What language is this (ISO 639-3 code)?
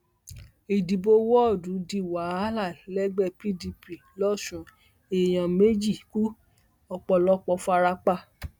yor